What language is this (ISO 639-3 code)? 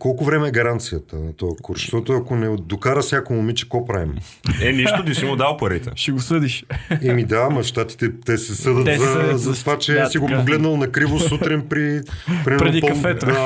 bul